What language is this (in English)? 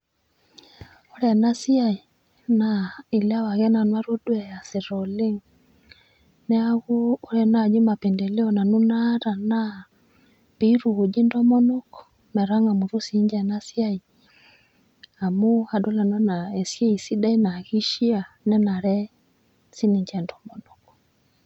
Masai